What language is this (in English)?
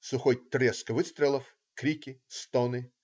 Russian